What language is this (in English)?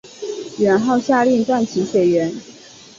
Chinese